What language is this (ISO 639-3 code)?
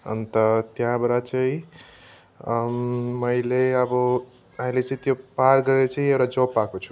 nep